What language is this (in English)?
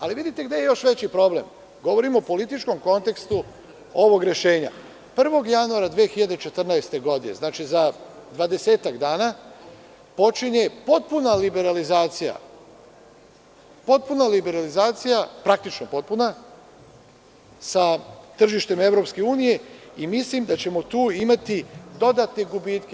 Serbian